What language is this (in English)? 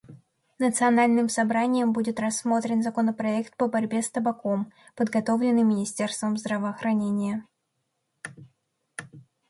Russian